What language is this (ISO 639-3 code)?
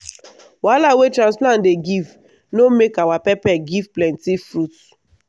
pcm